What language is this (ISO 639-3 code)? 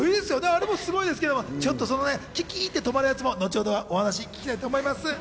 jpn